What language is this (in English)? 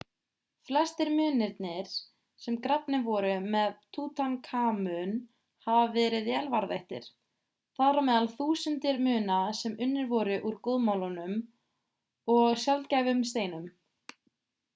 Icelandic